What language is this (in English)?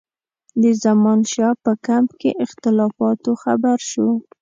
Pashto